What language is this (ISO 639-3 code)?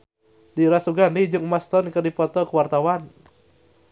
sun